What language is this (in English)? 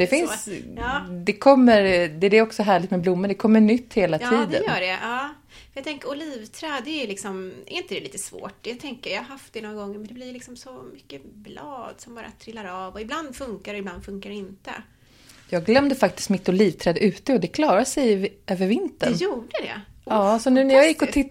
Swedish